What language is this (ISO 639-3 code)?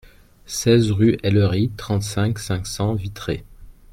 fra